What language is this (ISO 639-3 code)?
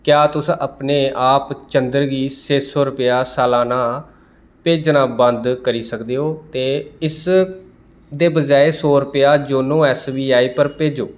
doi